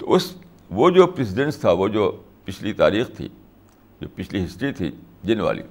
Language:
Urdu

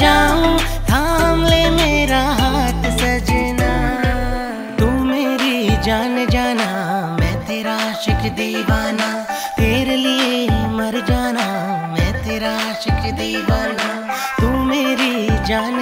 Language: Hindi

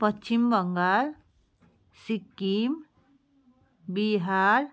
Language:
Nepali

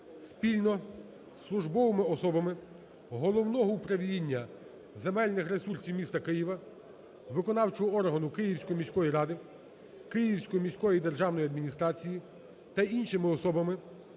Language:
Ukrainian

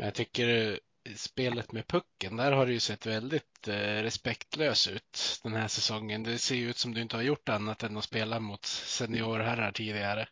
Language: Swedish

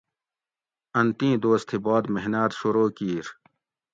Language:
Gawri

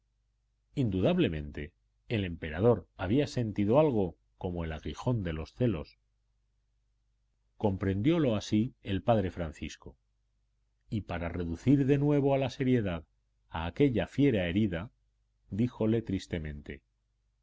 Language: Spanish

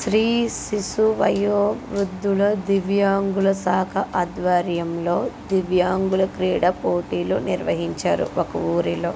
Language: Telugu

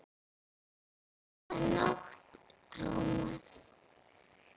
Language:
Icelandic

